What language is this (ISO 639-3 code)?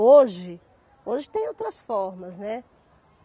por